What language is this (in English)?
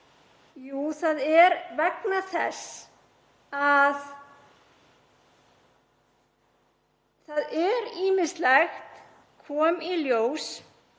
Icelandic